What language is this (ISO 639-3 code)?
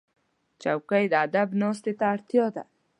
pus